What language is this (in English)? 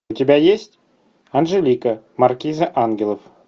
Russian